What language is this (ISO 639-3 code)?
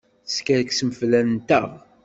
kab